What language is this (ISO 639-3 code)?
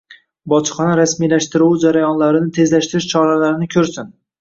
uzb